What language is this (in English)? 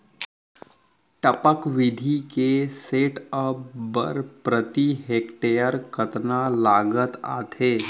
Chhattisgarhi